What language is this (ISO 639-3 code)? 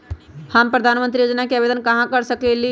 mag